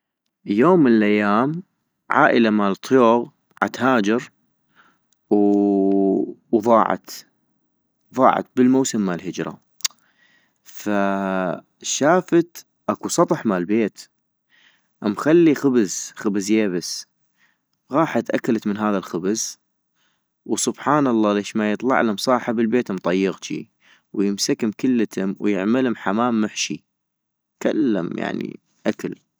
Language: North Mesopotamian Arabic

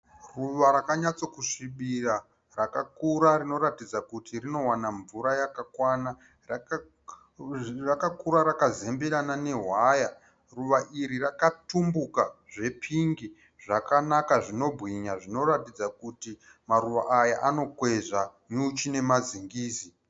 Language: Shona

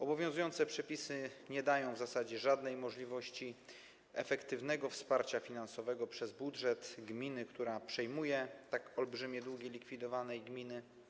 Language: Polish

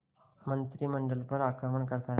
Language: Hindi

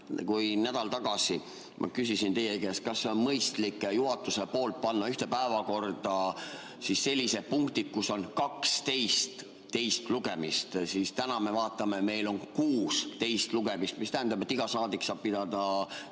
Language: Estonian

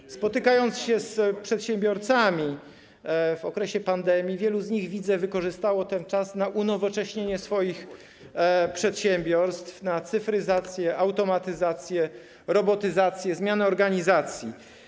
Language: Polish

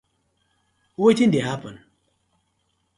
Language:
Nigerian Pidgin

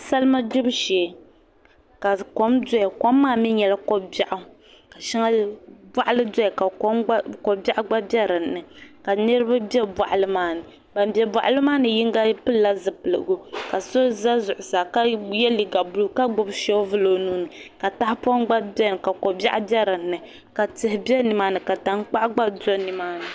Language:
Dagbani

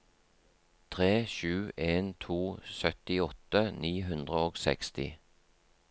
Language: Norwegian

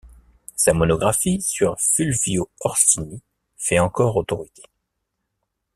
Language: French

